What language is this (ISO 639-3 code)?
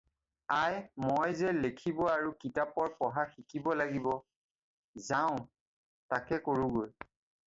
asm